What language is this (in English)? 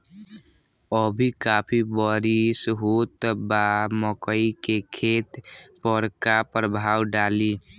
Bhojpuri